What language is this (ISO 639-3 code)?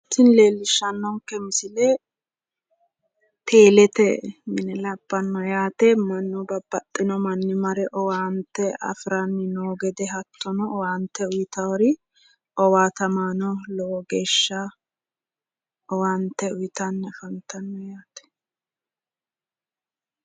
sid